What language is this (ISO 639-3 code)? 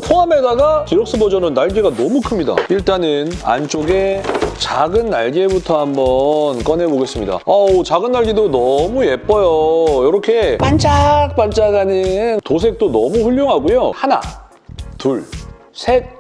kor